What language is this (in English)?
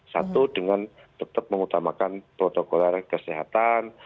Indonesian